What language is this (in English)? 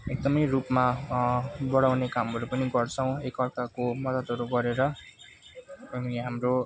Nepali